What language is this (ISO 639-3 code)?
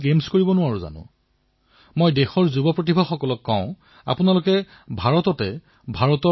asm